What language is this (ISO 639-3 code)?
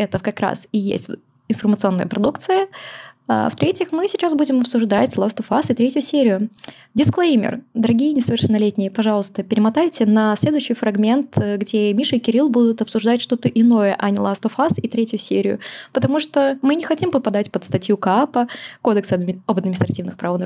rus